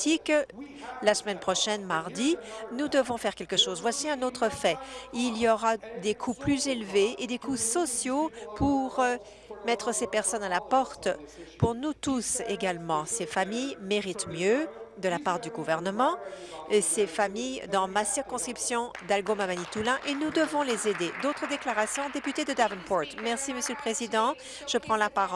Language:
French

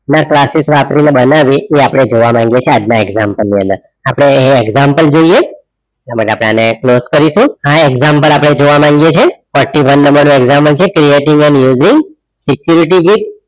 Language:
Gujarati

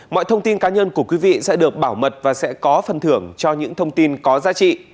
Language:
Vietnamese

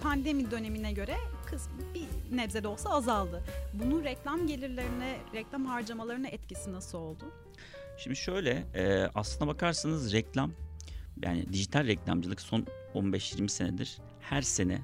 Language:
Turkish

